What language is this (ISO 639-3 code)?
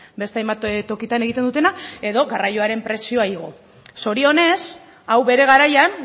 eus